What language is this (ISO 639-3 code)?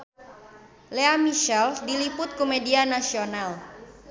sun